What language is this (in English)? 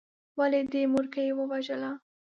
Pashto